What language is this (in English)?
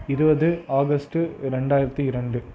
Tamil